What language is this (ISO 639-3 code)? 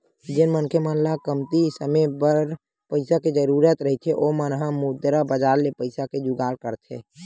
hne